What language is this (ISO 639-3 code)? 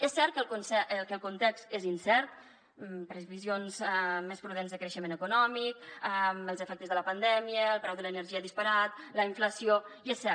cat